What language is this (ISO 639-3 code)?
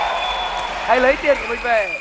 vie